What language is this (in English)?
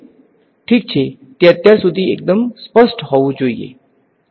Gujarati